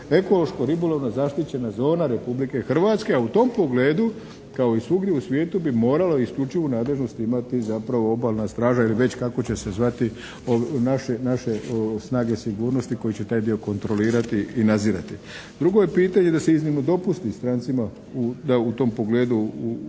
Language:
Croatian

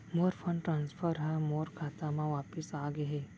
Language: Chhattisgarhi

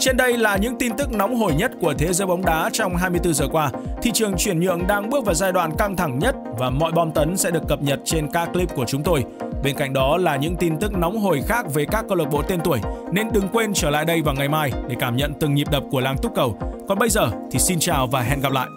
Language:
Vietnamese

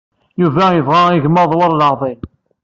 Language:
Kabyle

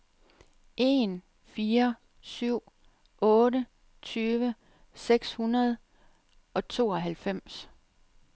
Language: Danish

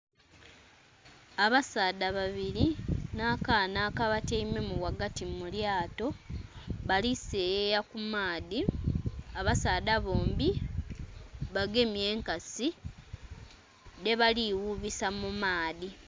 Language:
Soga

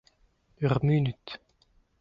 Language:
Breton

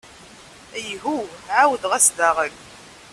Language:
Kabyle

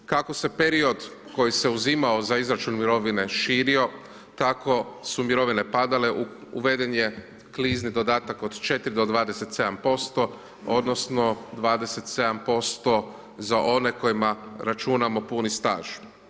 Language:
Croatian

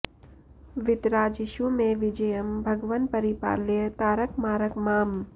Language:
Sanskrit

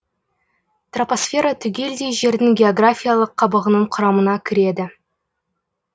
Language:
Kazakh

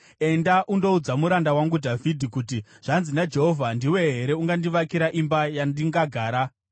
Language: Shona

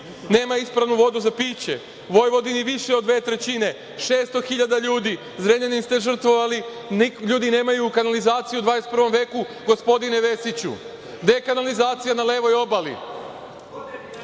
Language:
Serbian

